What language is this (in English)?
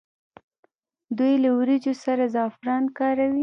Pashto